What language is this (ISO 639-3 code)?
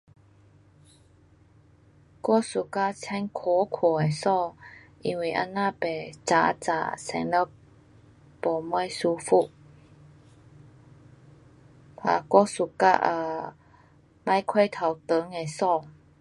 cpx